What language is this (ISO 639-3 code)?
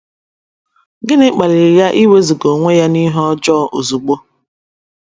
ibo